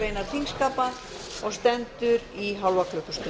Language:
Icelandic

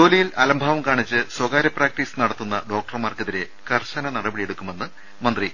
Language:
Malayalam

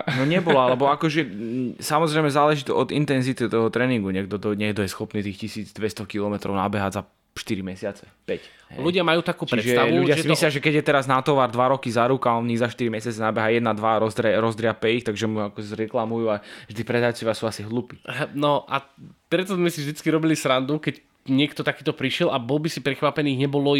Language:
Slovak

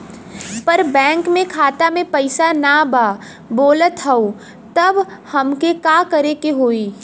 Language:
Bhojpuri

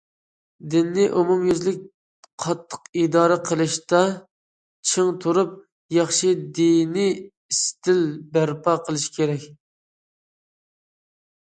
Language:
Uyghur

